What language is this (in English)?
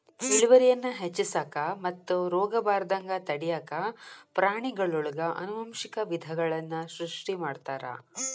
Kannada